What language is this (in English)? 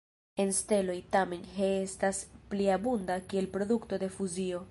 Esperanto